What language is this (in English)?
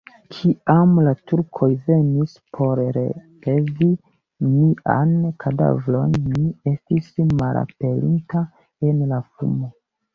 Esperanto